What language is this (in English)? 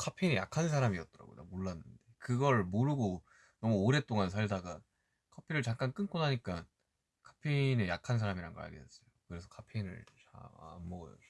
Korean